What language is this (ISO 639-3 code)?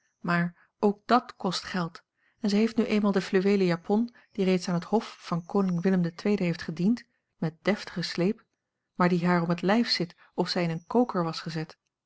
nld